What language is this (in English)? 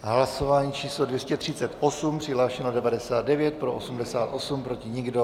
Czech